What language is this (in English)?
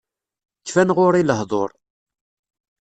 Kabyle